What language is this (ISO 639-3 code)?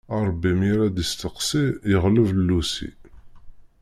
kab